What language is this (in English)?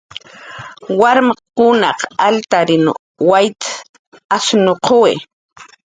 Jaqaru